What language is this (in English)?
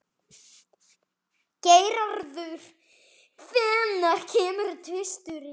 Icelandic